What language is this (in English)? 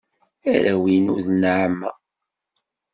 Kabyle